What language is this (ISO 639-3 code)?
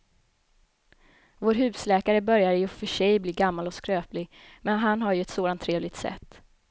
swe